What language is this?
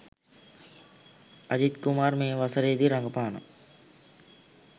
Sinhala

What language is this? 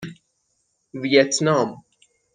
Persian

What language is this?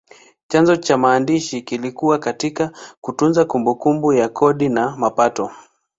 Swahili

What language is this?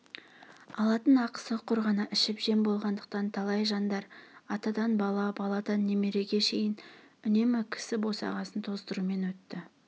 Kazakh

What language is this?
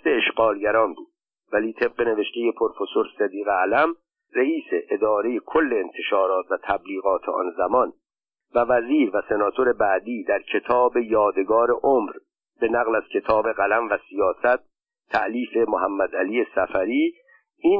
Persian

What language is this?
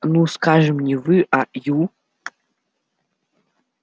Russian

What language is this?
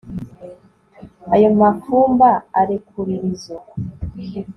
Kinyarwanda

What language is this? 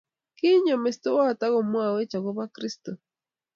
Kalenjin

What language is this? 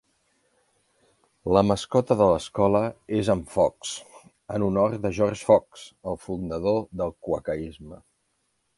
Catalan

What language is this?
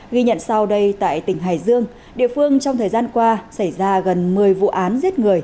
Vietnamese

